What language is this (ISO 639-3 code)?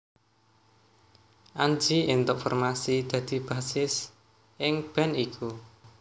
jav